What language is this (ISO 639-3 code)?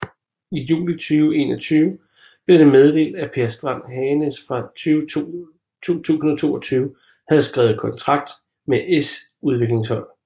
dan